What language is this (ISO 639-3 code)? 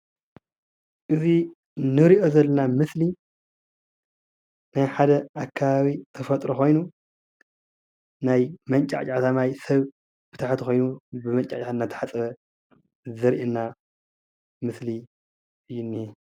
tir